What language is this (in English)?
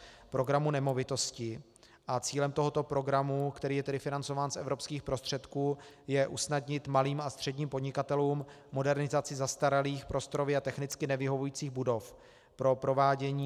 Czech